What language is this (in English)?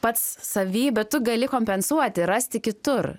Lithuanian